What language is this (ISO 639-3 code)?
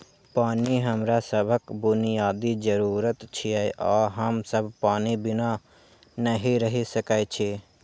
mai